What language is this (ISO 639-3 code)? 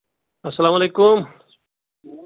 kas